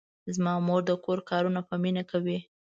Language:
Pashto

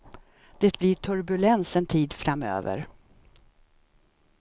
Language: Swedish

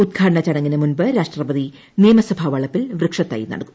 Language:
Malayalam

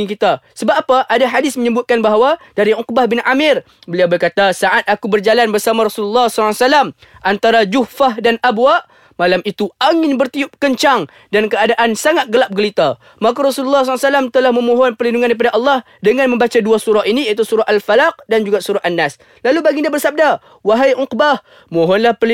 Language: Malay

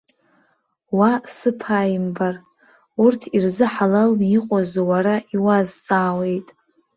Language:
Abkhazian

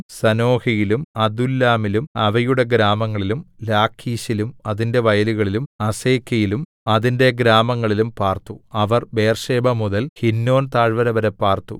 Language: Malayalam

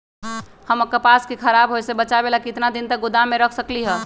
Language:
Magahi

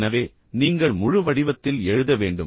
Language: Tamil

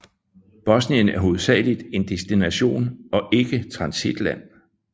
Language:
Danish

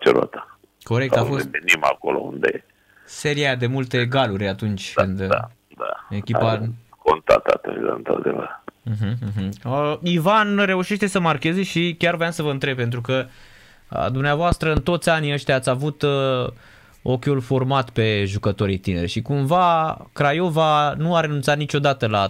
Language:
Romanian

